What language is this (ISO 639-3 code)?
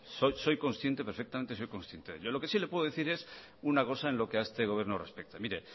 spa